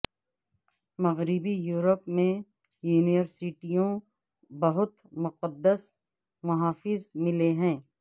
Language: Urdu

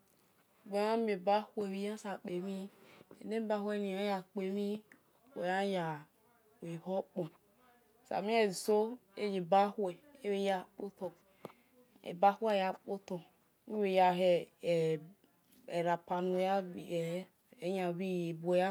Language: Esan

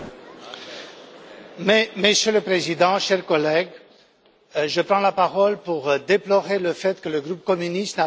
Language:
French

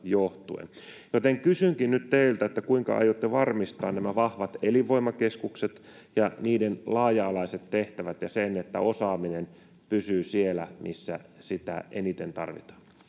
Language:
Finnish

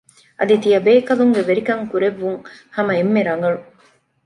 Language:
Divehi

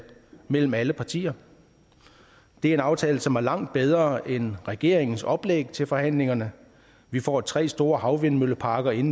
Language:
Danish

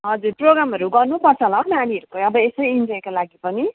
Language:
Nepali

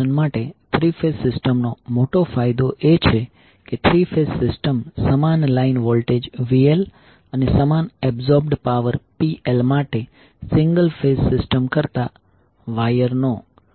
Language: Gujarati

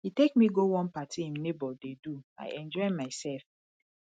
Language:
Nigerian Pidgin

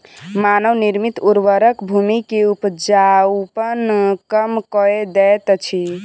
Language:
Maithili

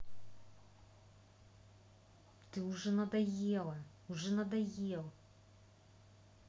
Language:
Russian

